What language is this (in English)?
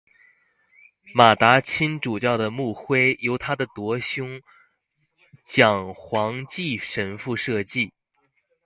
Chinese